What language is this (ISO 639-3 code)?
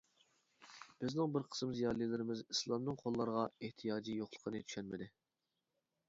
uig